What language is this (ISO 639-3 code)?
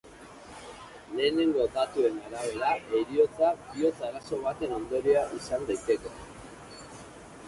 eus